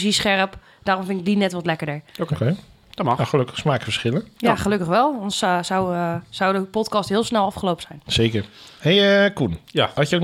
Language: Dutch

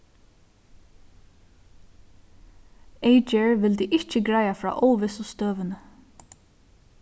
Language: Faroese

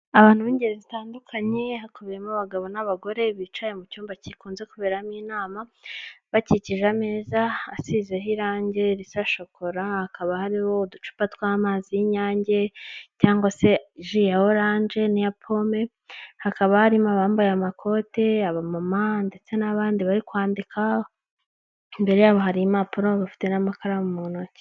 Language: Kinyarwanda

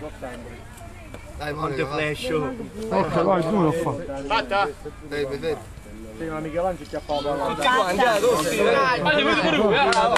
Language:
Italian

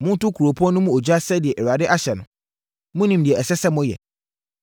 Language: Akan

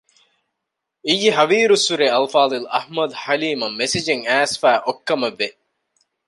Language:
Divehi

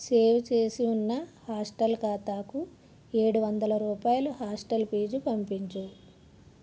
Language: Telugu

